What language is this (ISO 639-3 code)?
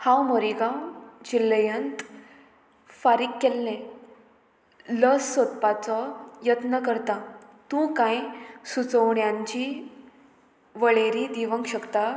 kok